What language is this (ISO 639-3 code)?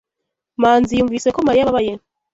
kin